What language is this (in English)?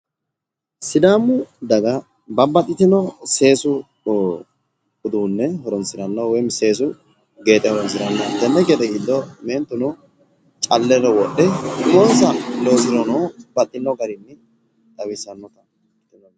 Sidamo